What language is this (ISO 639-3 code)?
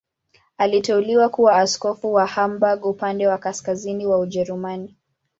swa